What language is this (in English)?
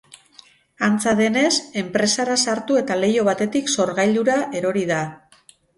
Basque